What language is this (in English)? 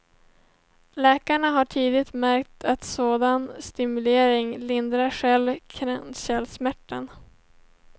Swedish